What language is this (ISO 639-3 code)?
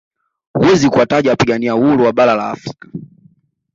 swa